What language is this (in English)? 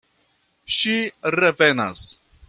Esperanto